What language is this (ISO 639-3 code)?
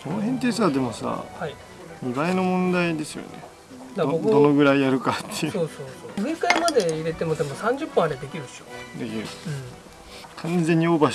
jpn